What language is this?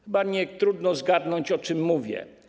Polish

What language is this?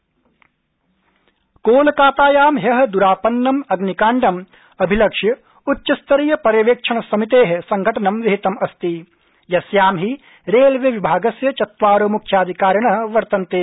Sanskrit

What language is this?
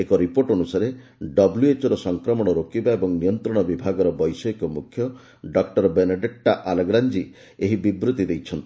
Odia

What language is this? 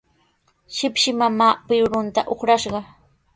Sihuas Ancash Quechua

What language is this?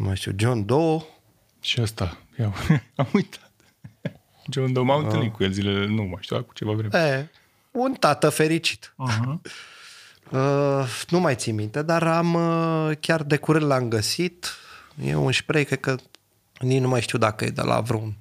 Romanian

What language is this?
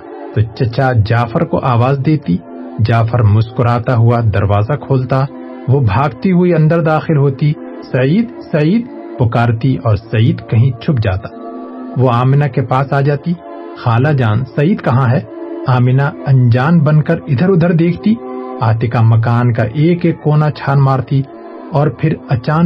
Urdu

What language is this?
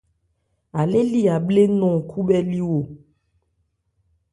Ebrié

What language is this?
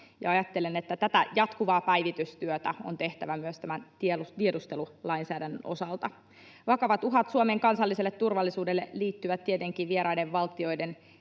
Finnish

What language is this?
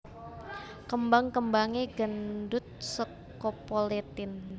Javanese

